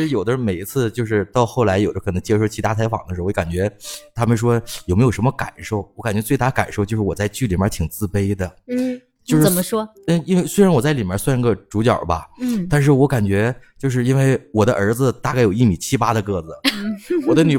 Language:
Chinese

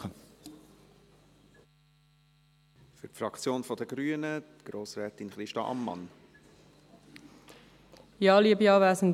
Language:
Swiss German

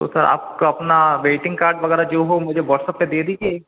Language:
Hindi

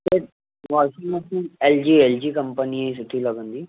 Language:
Sindhi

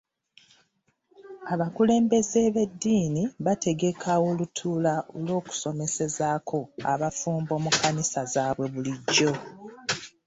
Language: Ganda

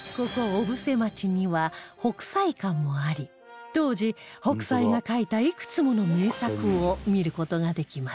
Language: Japanese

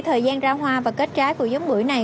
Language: Vietnamese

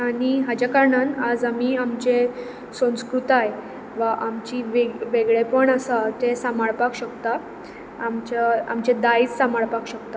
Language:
Konkani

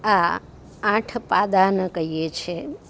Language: Gujarati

